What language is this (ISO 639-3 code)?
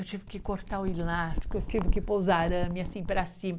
por